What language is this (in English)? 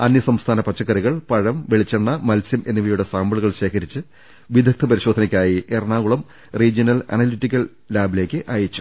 Malayalam